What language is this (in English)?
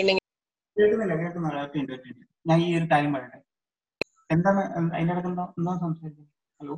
Malayalam